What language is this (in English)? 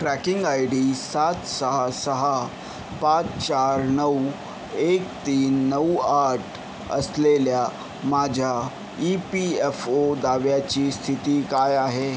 Marathi